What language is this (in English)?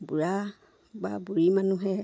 Assamese